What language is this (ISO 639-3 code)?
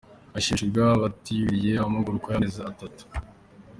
kin